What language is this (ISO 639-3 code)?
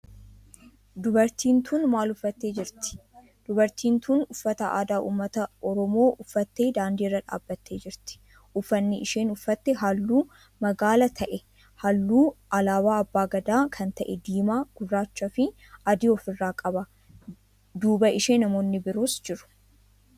orm